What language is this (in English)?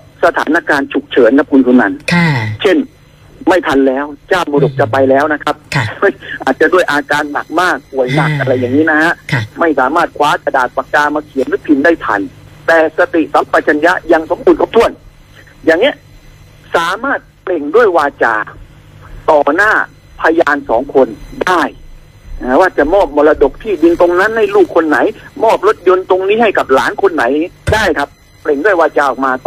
Thai